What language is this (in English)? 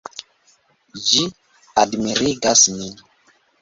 Esperanto